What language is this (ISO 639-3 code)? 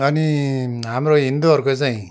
nep